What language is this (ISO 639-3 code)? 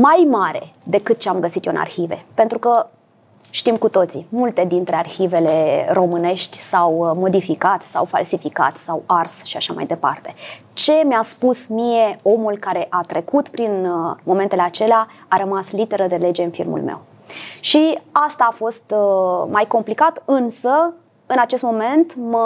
ron